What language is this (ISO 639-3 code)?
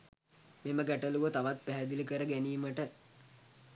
sin